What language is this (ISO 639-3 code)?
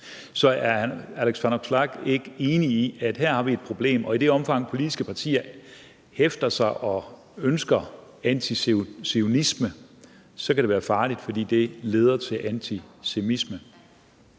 dan